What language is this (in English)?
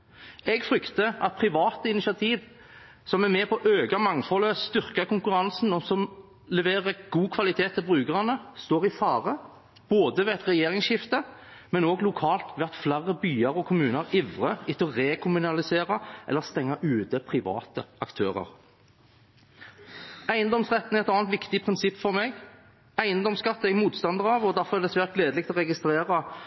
Norwegian Bokmål